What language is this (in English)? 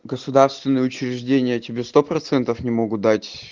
Russian